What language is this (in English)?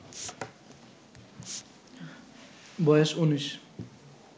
Bangla